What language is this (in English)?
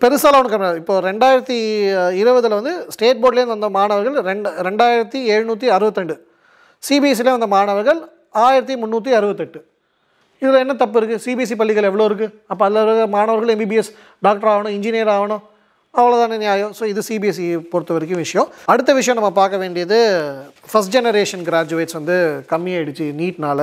Tamil